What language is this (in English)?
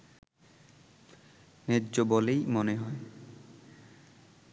Bangla